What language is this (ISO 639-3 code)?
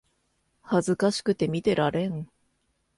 jpn